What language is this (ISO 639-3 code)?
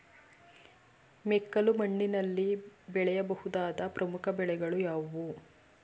kan